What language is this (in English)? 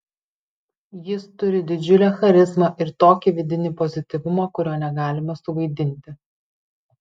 Lithuanian